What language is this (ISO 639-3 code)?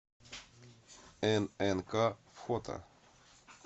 rus